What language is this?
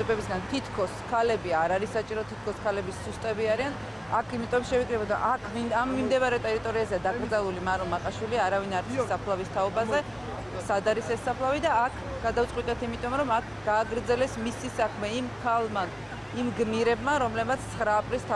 Dutch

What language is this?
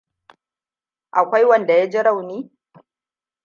Hausa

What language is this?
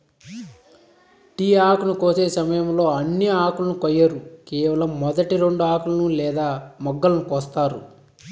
Telugu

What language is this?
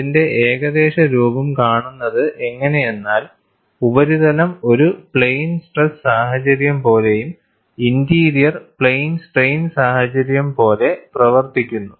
Malayalam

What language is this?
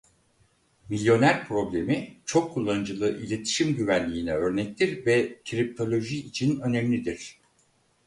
Turkish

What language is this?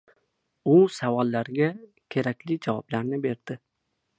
Uzbek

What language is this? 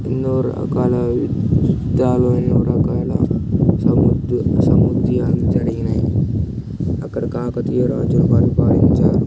Telugu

